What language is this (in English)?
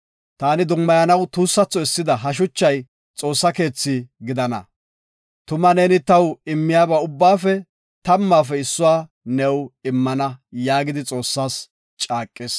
Gofa